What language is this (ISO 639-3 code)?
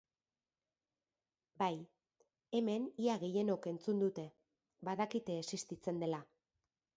eus